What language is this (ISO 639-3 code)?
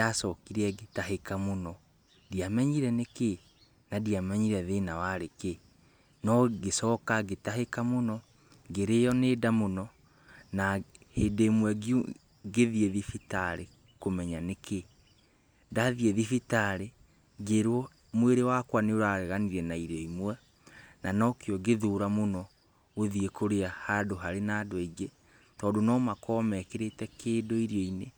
kik